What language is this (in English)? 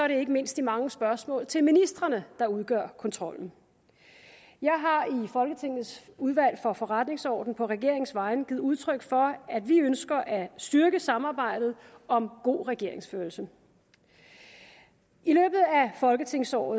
Danish